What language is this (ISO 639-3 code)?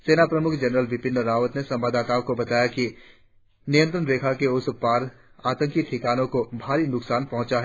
hin